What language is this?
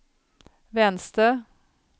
Swedish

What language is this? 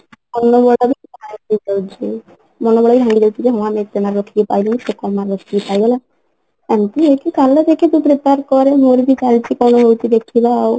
Odia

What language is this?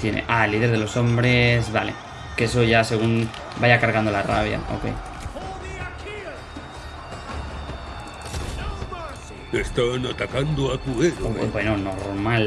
Spanish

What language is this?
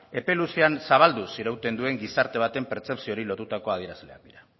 Basque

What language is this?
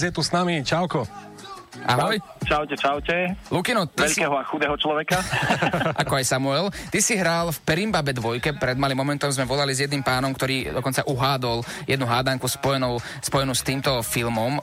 Slovak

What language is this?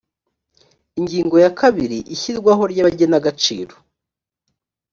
Kinyarwanda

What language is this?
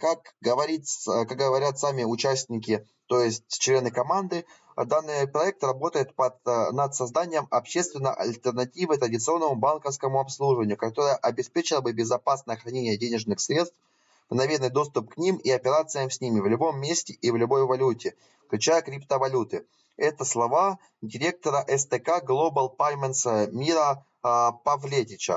Russian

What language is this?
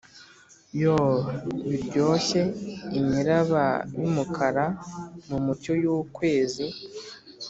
Kinyarwanda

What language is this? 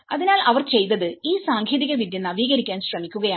Malayalam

